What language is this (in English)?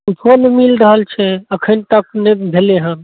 Maithili